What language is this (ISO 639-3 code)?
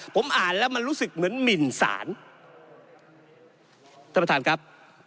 tha